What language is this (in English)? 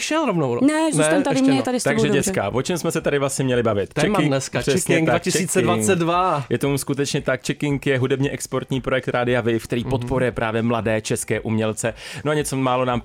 Czech